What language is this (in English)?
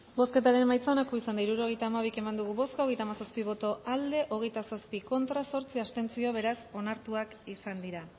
Basque